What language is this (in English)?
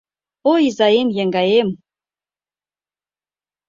Mari